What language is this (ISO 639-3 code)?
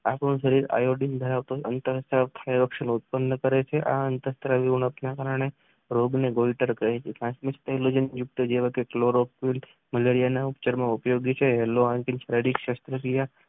guj